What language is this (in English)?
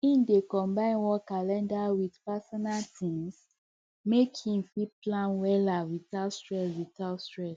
Nigerian Pidgin